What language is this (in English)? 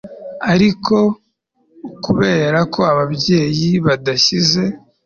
Kinyarwanda